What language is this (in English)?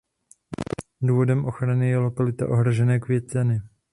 Czech